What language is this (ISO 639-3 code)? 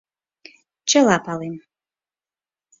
chm